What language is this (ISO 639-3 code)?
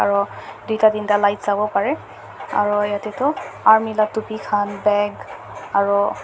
nag